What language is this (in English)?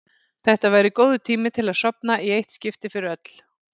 Icelandic